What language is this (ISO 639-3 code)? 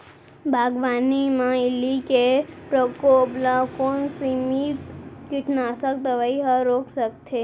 hne